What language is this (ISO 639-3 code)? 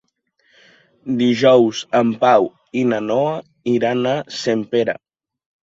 cat